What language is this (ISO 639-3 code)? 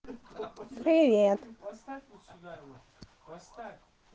rus